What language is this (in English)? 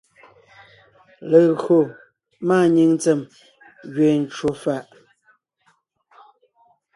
Ngiemboon